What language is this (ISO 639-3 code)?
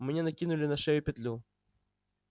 rus